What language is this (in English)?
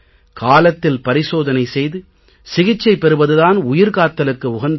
Tamil